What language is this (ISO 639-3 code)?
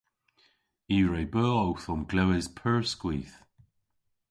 cor